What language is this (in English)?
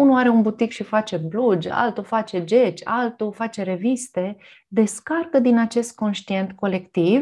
Romanian